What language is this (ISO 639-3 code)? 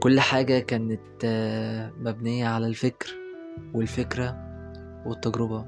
ara